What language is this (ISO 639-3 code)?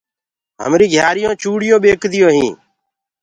ggg